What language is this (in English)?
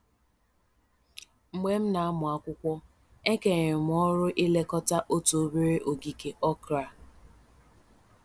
Igbo